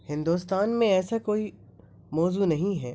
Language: Urdu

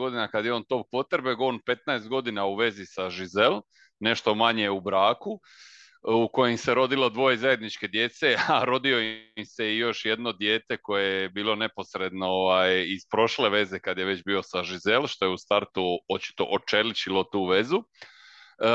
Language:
Croatian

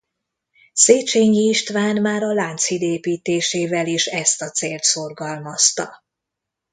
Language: Hungarian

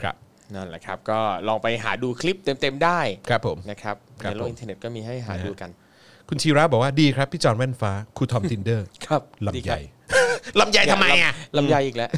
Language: Thai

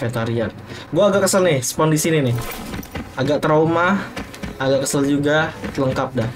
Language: Indonesian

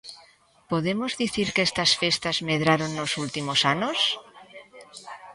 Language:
Galician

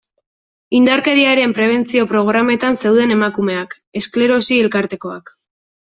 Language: Basque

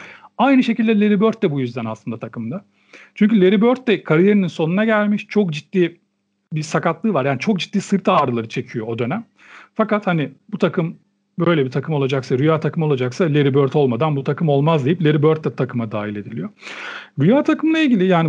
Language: Turkish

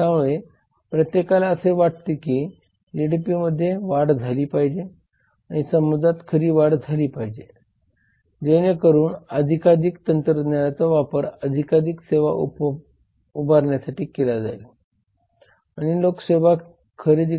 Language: Marathi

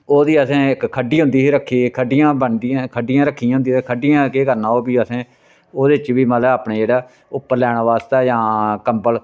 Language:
Dogri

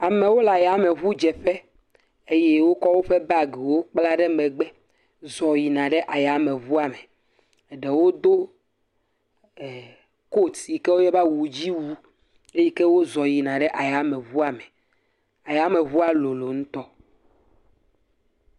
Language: Ewe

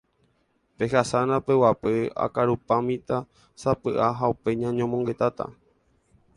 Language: Guarani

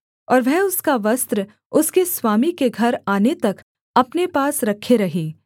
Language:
Hindi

